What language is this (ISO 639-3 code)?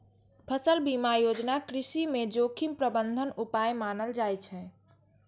mai